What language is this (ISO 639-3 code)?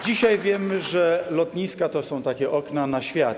pol